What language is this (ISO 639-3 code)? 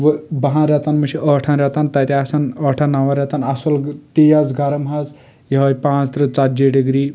kas